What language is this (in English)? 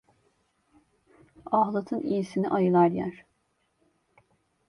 Turkish